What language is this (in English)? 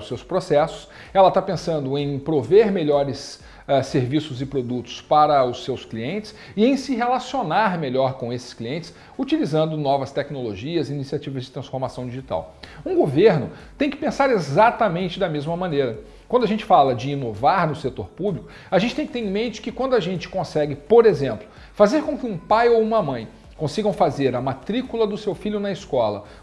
Portuguese